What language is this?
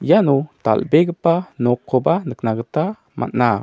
Garo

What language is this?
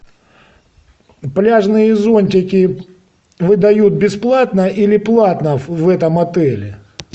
Russian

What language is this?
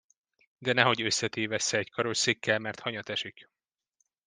Hungarian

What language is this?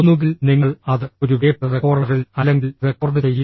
Malayalam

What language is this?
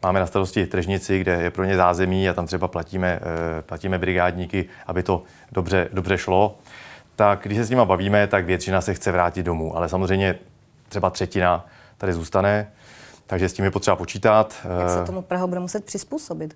Czech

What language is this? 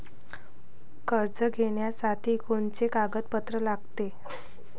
Marathi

